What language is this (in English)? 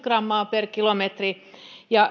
Finnish